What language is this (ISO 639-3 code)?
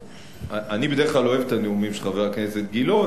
heb